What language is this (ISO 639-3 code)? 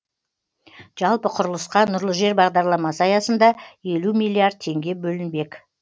kaz